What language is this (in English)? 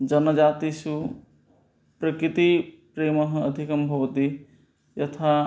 Sanskrit